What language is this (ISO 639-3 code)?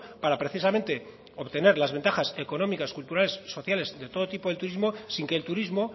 spa